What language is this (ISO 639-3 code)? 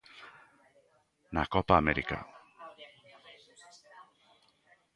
glg